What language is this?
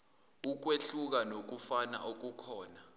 Zulu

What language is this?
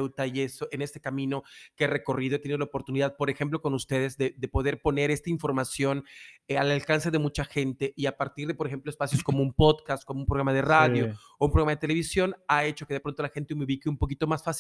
Spanish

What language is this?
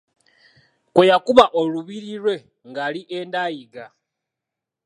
Ganda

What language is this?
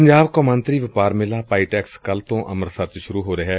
Punjabi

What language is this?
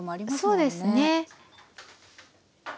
Japanese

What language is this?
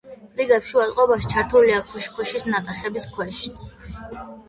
Georgian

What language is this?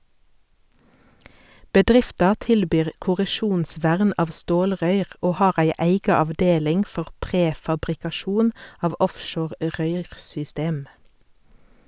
Norwegian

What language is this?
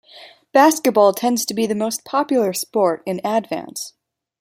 English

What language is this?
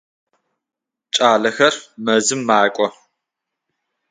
Adyghe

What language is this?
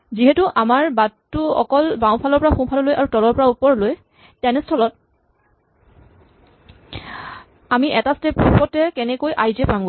Assamese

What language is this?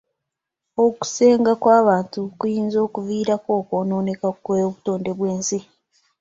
Ganda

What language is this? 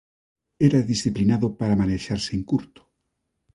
Galician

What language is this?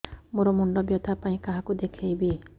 Odia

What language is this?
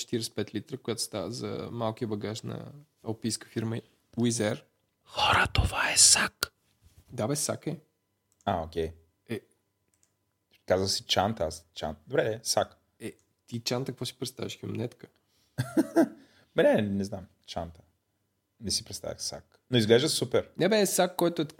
Bulgarian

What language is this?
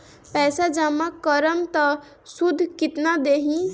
Bhojpuri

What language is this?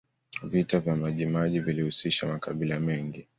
Swahili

